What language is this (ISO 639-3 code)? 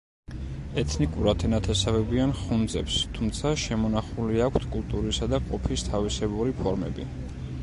kat